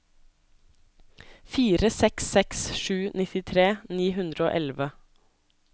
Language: Norwegian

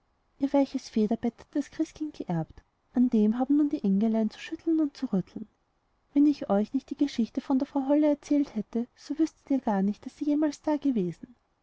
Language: German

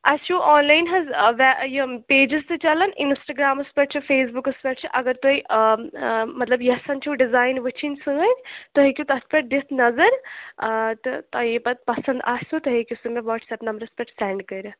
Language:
Kashmiri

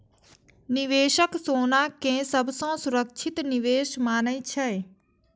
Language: Maithili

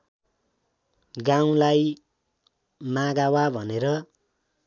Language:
Nepali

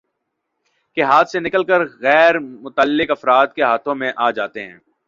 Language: Urdu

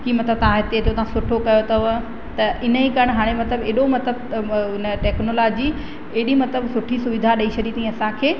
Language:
Sindhi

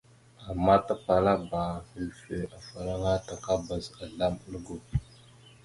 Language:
Mada (Cameroon)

